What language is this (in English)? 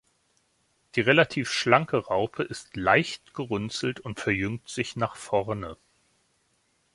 German